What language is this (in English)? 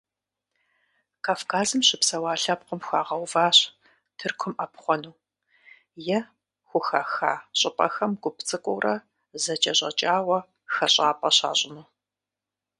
Kabardian